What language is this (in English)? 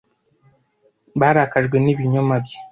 Kinyarwanda